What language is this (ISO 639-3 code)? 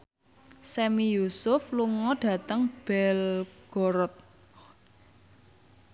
jav